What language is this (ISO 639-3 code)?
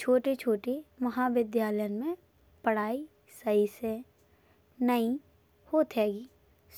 bns